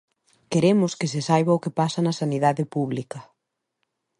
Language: Galician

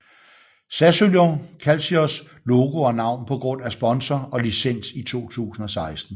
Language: Danish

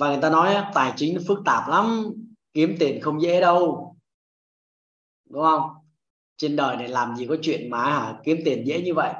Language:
Vietnamese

